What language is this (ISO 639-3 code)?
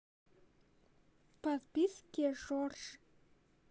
rus